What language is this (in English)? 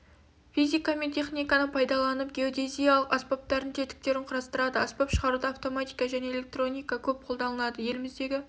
Kazakh